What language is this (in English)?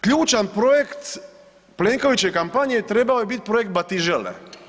Croatian